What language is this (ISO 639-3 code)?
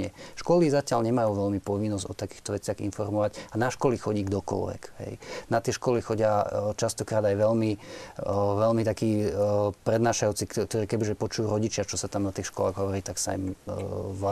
slk